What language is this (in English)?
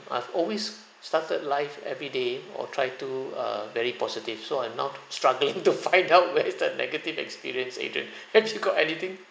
English